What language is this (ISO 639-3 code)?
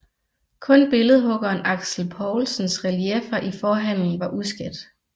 dan